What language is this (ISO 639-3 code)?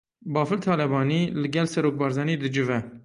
kur